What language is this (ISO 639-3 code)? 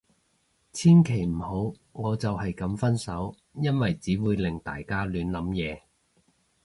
yue